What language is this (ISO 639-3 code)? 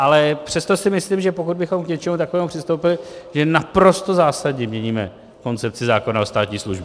ces